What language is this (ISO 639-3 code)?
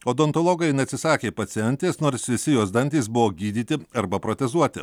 lit